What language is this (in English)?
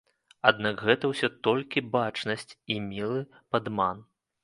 Belarusian